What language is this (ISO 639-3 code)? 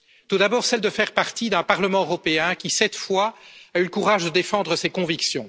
fra